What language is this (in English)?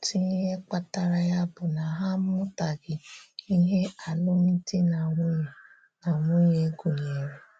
Igbo